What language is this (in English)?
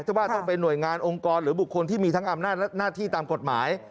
Thai